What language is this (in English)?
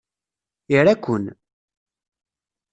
Kabyle